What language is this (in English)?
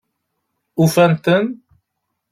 Kabyle